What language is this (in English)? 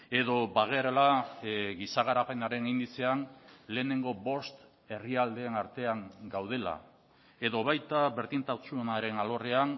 Basque